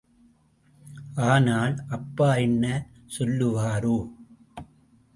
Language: Tamil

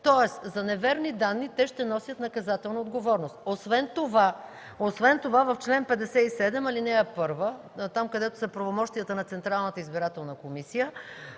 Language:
Bulgarian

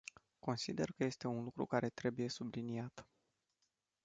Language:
Romanian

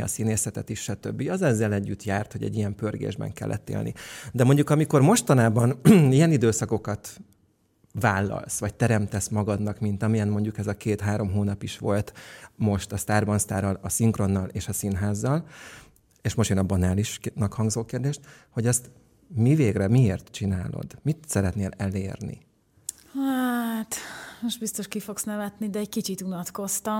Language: Hungarian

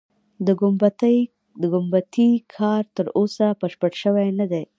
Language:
Pashto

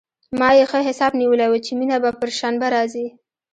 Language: Pashto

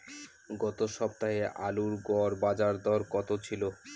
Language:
Bangla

